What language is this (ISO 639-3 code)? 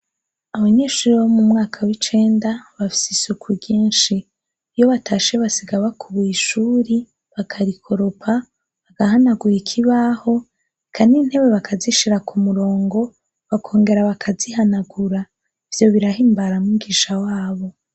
run